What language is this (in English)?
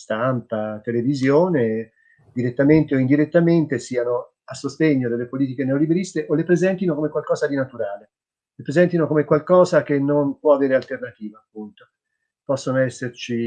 Italian